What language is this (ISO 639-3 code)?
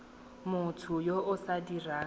tsn